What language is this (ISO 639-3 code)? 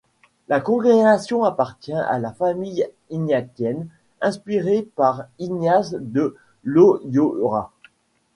fra